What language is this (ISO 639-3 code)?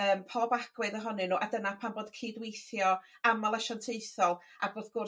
cym